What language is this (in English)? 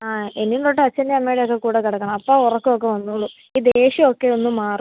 Malayalam